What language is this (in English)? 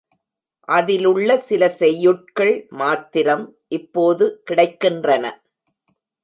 Tamil